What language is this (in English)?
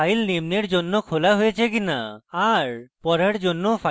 Bangla